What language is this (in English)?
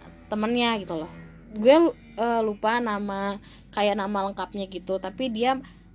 Indonesian